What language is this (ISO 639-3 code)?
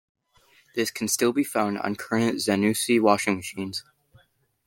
eng